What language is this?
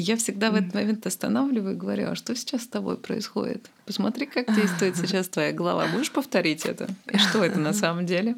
Russian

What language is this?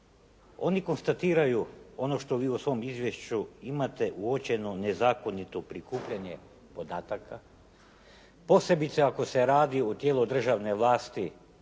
Croatian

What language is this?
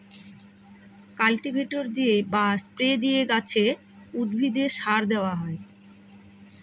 Bangla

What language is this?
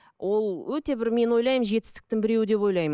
Kazakh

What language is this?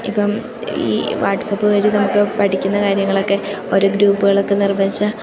Malayalam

